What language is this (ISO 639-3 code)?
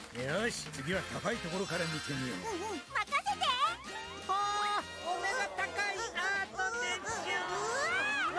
jpn